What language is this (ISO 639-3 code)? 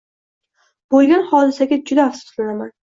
uzb